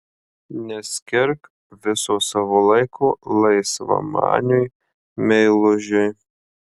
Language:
Lithuanian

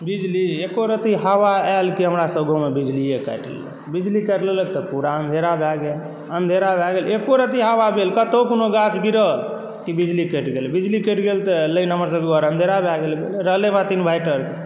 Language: Maithili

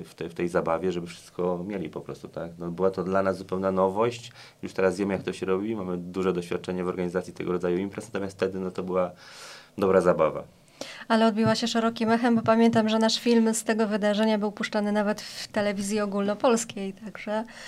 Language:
Polish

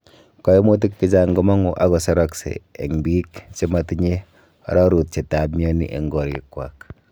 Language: Kalenjin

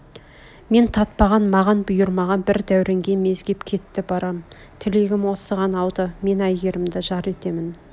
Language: Kazakh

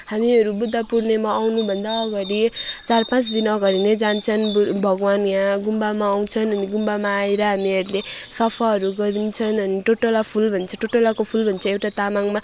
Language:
Nepali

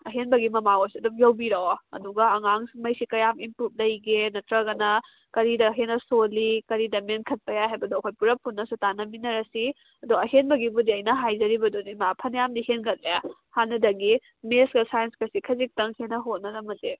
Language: Manipuri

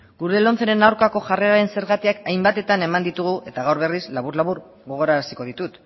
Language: Basque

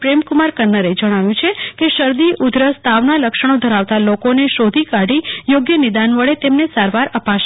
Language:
Gujarati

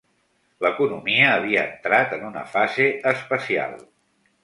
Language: Catalan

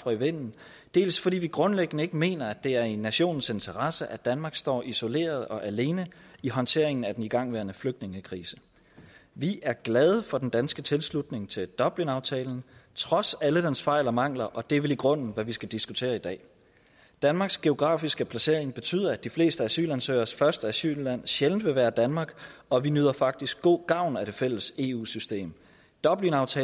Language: Danish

